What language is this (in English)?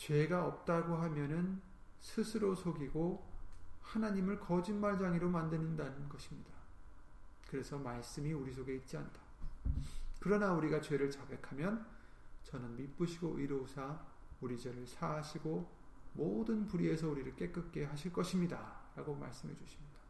Korean